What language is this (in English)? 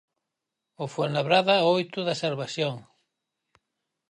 Galician